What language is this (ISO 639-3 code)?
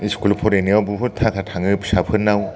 brx